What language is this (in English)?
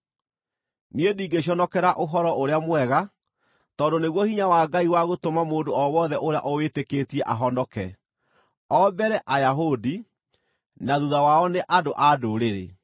Kikuyu